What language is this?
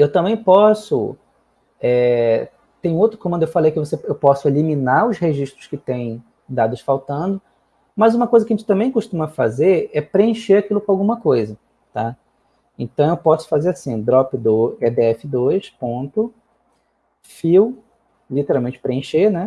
Portuguese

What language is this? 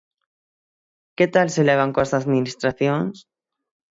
Galician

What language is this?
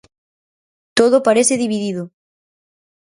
Galician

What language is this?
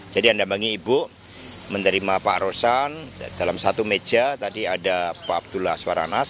Indonesian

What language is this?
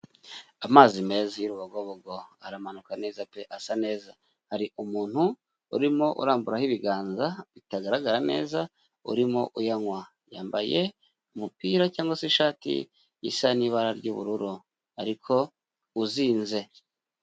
Kinyarwanda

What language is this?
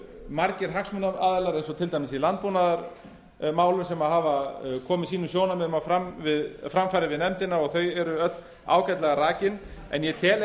Icelandic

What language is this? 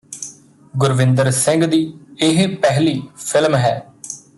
Punjabi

